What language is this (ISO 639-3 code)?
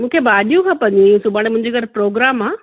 snd